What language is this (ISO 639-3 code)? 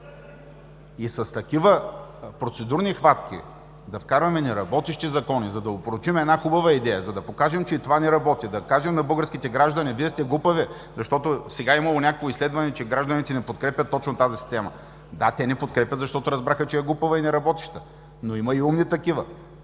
bul